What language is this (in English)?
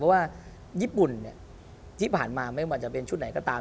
Thai